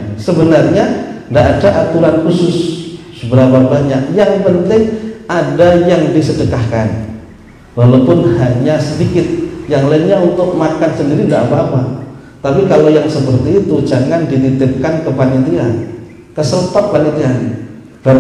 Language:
Indonesian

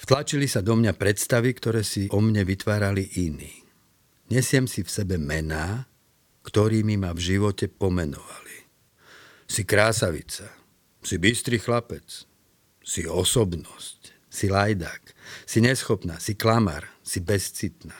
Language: Slovak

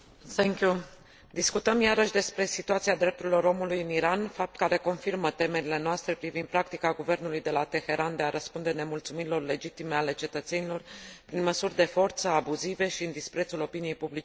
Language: Romanian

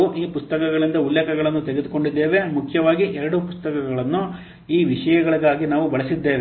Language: Kannada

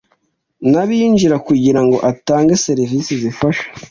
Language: Kinyarwanda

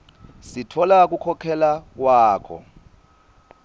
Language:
Swati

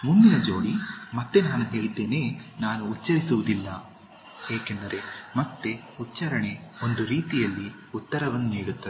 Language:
Kannada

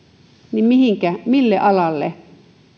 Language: Finnish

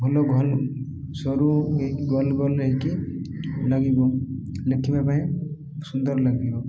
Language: Odia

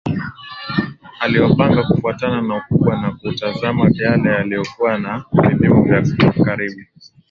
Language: Swahili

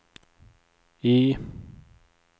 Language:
Swedish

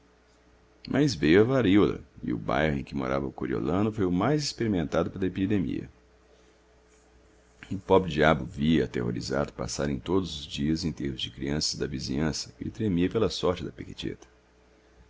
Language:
Portuguese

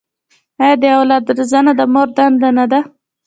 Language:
Pashto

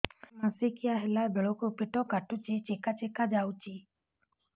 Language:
Odia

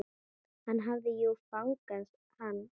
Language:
Icelandic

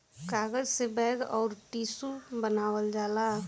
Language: Bhojpuri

